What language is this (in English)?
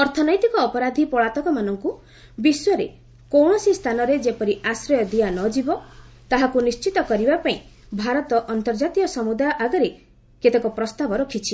Odia